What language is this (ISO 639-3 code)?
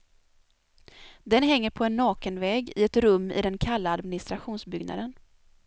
swe